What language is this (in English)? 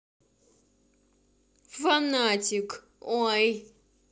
Russian